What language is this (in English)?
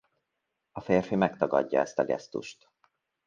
Hungarian